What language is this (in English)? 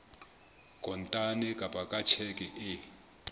Southern Sotho